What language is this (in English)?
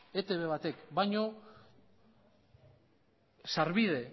Basque